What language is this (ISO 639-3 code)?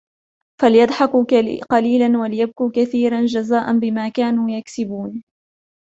ara